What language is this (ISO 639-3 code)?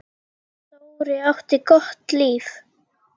isl